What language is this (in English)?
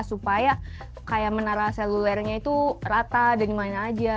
Indonesian